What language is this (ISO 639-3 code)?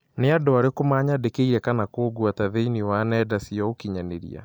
kik